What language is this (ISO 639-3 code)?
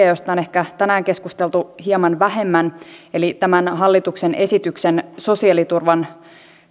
fin